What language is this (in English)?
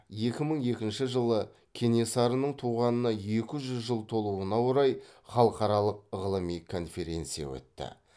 Kazakh